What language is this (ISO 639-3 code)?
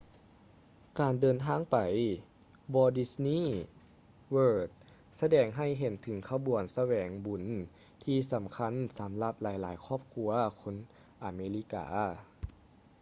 lao